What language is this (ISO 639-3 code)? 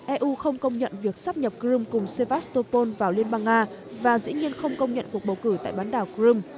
vie